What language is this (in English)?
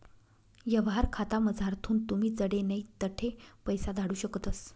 Marathi